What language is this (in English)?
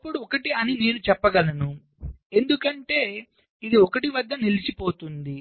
Telugu